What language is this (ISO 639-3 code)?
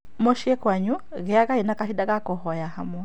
kik